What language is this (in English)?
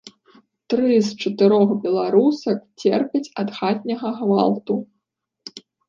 Belarusian